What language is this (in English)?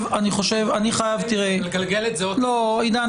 Hebrew